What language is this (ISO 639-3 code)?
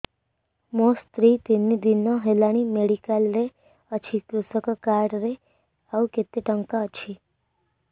ori